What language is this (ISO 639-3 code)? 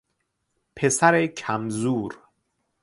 fas